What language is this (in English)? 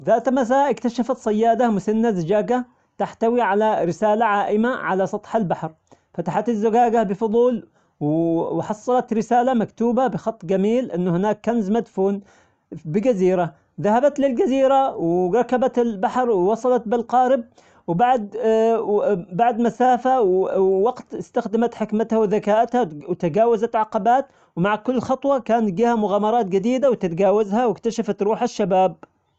Omani Arabic